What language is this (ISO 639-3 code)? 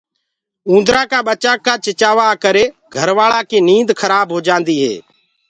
ggg